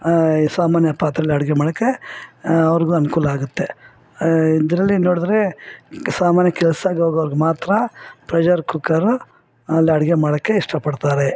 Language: Kannada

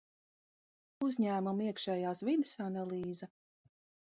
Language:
Latvian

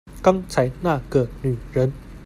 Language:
Chinese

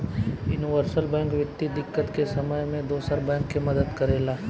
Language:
Bhojpuri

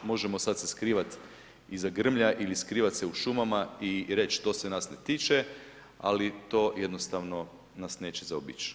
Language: Croatian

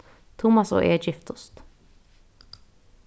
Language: Faroese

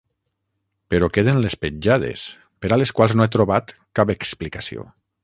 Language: Catalan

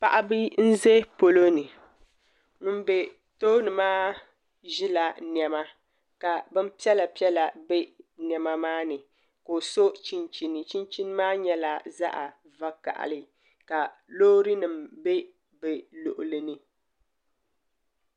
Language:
Dagbani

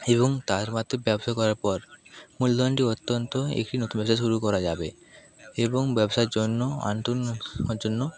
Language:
Bangla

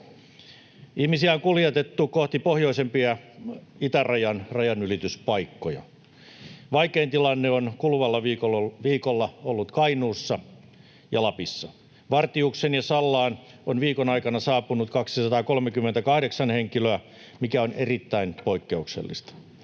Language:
Finnish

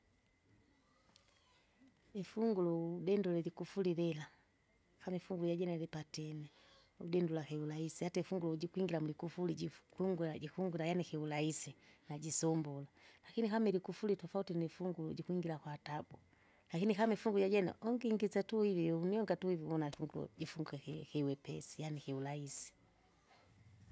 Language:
Kinga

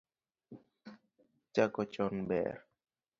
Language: Luo (Kenya and Tanzania)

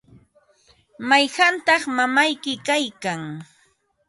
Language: Ambo-Pasco Quechua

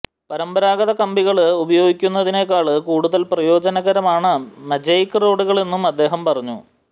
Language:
Malayalam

